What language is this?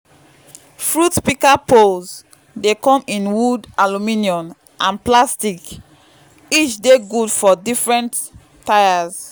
Nigerian Pidgin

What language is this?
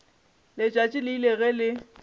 Northern Sotho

